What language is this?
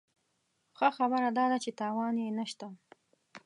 Pashto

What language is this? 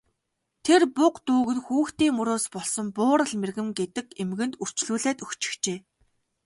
Mongolian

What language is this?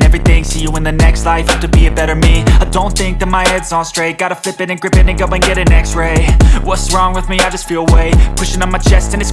Indonesian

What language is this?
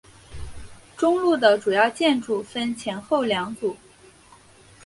Chinese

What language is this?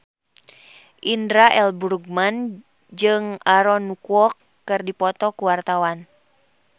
Sundanese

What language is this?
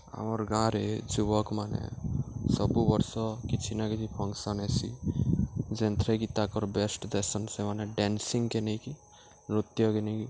Odia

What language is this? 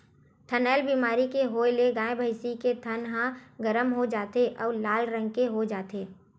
Chhattisgarhi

